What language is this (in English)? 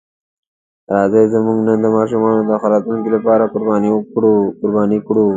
Pashto